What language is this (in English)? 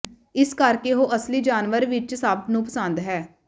Punjabi